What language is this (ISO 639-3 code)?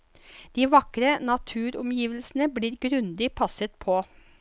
nor